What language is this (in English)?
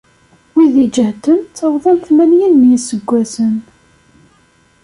Kabyle